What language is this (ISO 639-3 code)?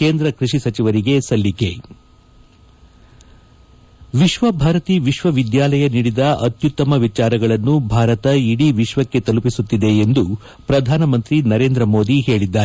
kan